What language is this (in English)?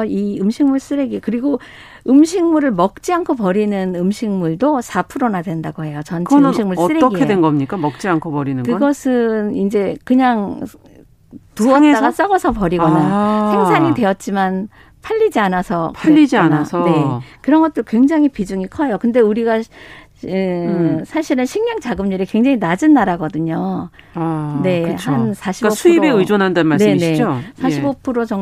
Korean